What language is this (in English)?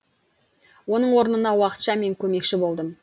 Kazakh